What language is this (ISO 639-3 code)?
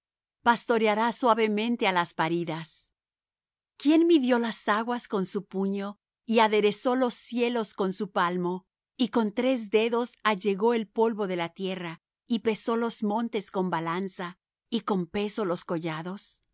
spa